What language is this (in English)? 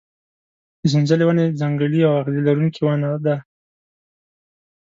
Pashto